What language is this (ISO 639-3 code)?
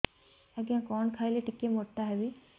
ori